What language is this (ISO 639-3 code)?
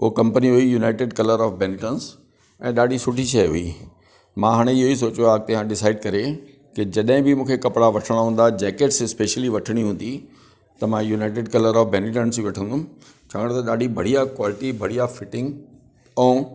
snd